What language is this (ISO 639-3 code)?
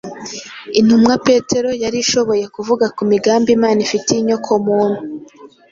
kin